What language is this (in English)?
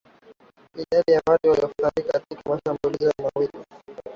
Swahili